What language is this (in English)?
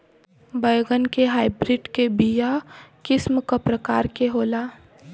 Bhojpuri